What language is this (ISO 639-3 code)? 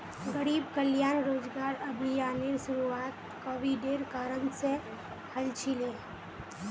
mag